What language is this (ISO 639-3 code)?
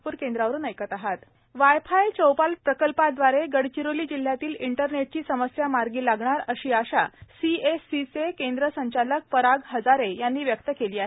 mar